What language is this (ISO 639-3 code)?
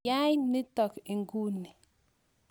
kln